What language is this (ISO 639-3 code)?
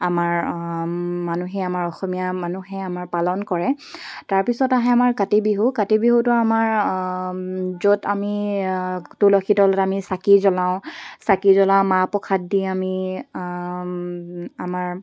asm